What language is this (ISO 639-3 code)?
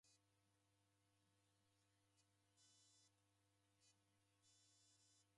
dav